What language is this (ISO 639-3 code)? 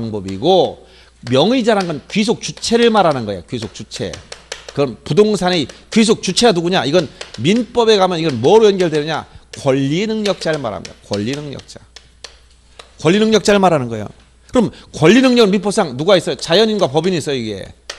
kor